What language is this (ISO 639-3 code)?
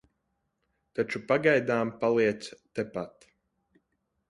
lav